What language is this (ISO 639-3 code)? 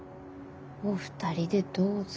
jpn